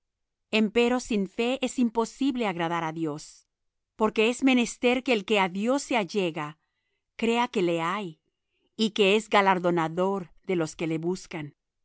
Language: Spanish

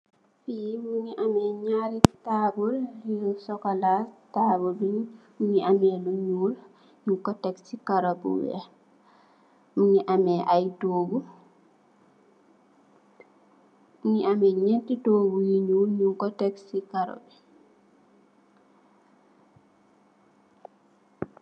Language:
Wolof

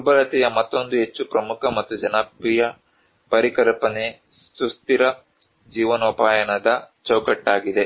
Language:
Kannada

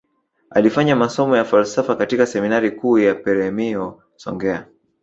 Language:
Swahili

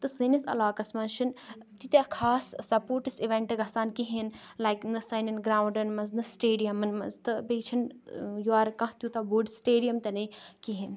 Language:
Kashmiri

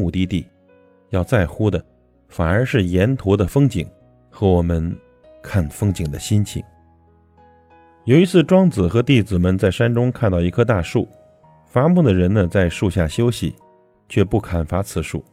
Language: Chinese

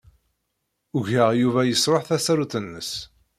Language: Kabyle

